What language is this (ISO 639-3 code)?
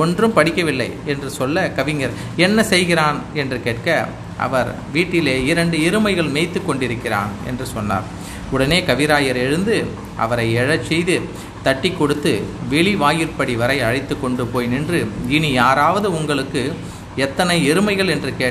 tam